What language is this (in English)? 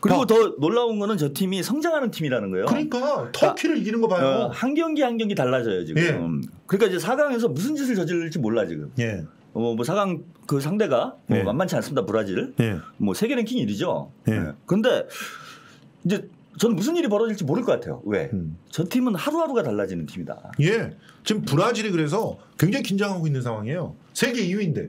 Korean